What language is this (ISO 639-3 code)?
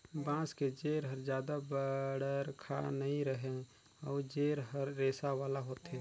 hne